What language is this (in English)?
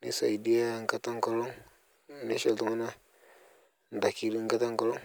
Masai